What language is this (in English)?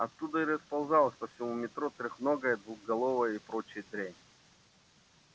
Russian